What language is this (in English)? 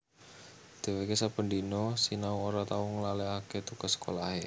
Javanese